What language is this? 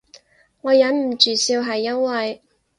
Cantonese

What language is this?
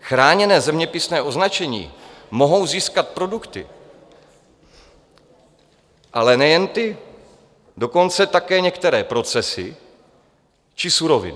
Czech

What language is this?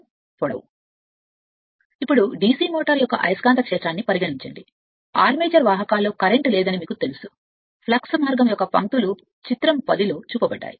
Telugu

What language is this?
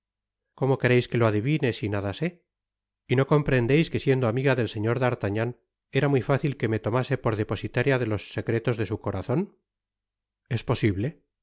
Spanish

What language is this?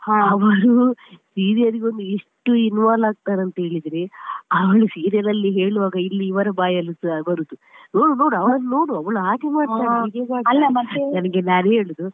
Kannada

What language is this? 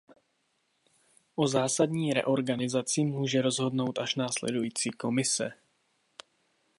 Czech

